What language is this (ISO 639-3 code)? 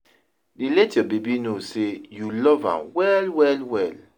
pcm